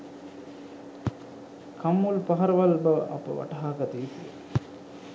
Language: Sinhala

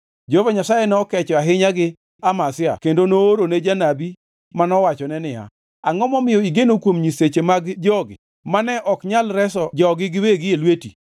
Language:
Luo (Kenya and Tanzania)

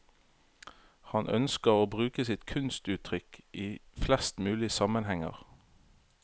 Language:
Norwegian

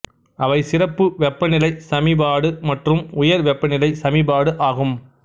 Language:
Tamil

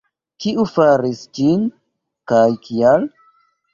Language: Esperanto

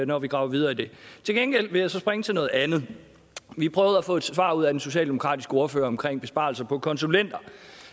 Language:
Danish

